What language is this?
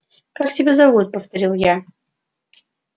Russian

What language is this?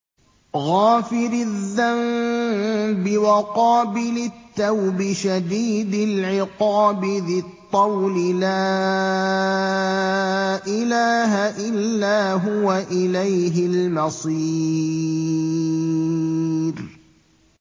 Arabic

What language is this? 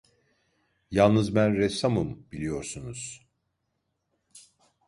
Turkish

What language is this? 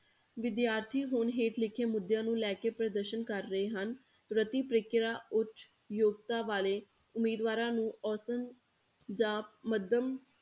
Punjabi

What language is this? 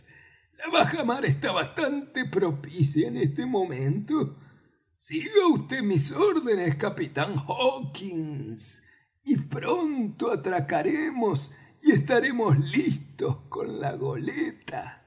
Spanish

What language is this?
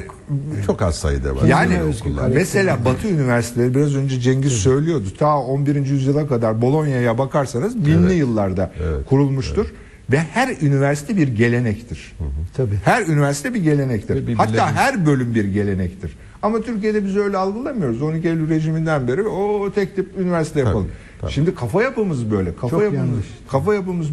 Turkish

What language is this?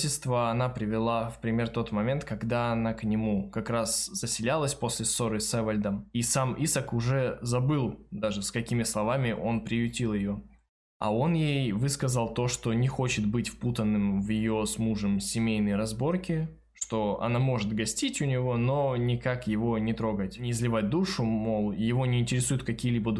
Russian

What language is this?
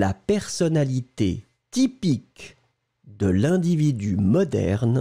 French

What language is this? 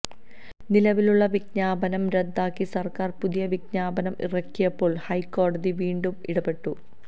Malayalam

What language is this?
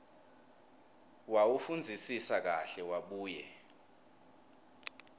Swati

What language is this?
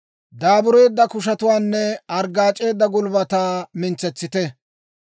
Dawro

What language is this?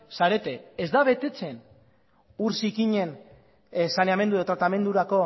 Basque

